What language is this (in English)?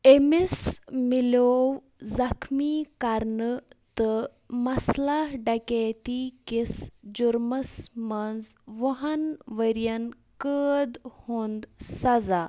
Kashmiri